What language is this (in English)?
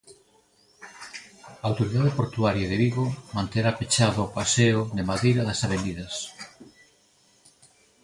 Galician